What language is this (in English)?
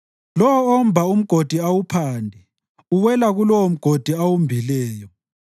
North Ndebele